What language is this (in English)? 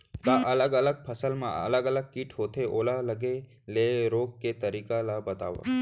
Chhattisgarhi